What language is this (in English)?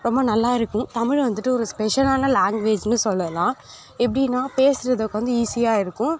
Tamil